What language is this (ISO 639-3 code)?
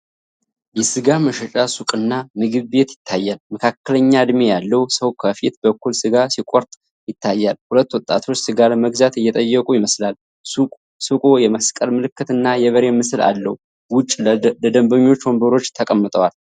amh